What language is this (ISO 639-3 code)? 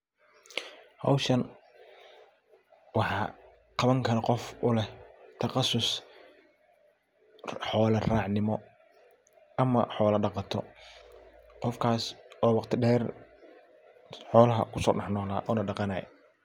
som